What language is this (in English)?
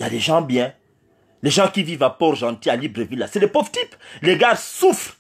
French